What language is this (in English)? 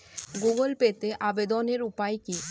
Bangla